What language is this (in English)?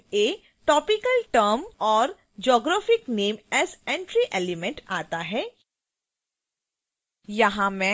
Hindi